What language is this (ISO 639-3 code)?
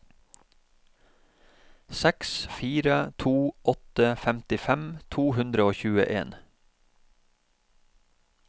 nor